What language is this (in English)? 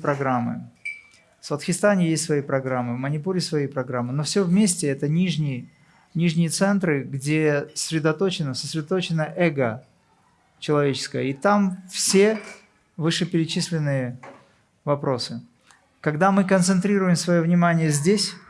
Russian